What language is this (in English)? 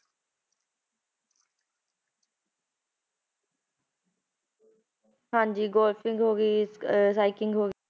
Punjabi